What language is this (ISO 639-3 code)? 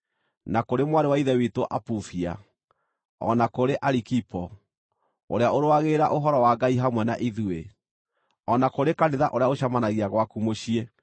kik